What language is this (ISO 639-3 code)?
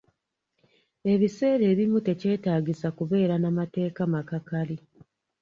lug